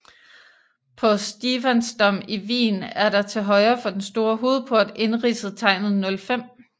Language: Danish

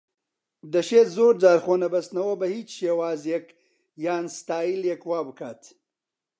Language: Central Kurdish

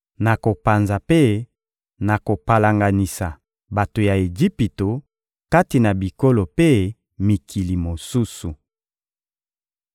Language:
Lingala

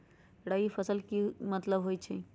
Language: Magahi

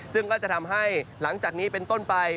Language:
Thai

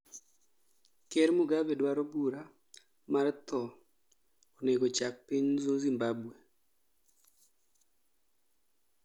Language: Luo (Kenya and Tanzania)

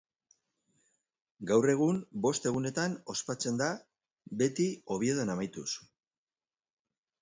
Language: Basque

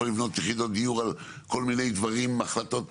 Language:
Hebrew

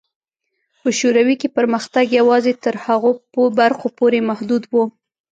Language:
Pashto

